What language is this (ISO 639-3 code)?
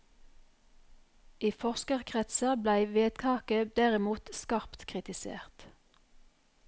nor